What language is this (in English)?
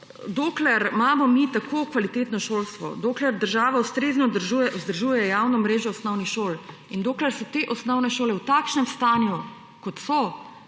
Slovenian